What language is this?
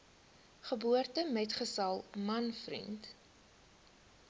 Afrikaans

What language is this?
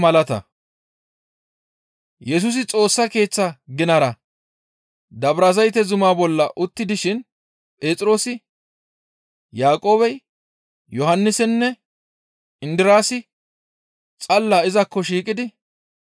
Gamo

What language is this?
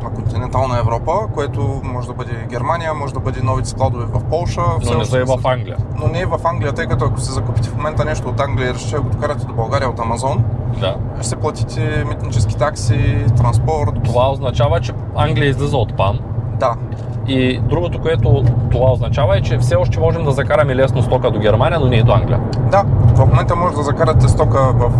Bulgarian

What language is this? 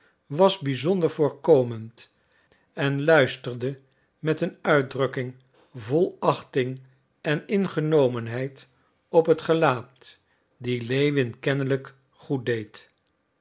Dutch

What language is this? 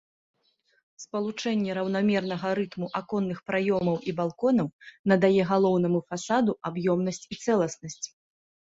Belarusian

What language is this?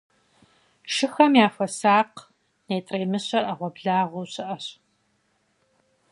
Kabardian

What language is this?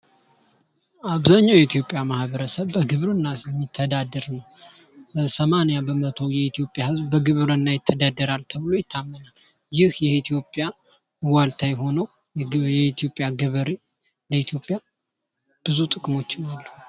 Amharic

